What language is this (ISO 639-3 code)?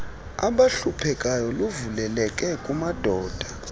xho